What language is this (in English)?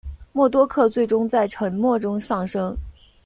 Chinese